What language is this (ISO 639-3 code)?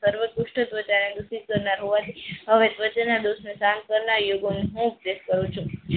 guj